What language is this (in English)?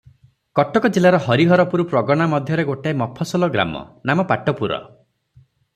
Odia